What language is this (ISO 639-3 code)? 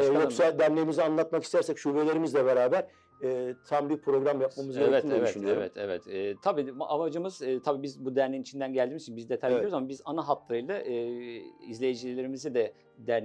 tur